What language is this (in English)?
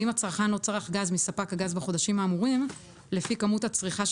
Hebrew